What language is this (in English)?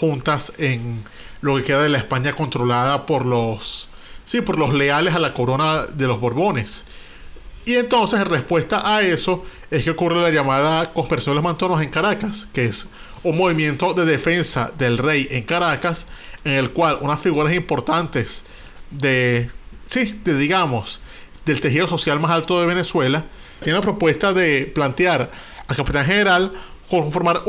Spanish